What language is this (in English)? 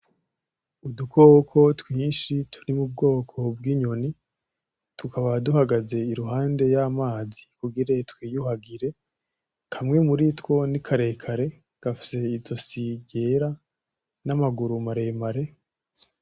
Rundi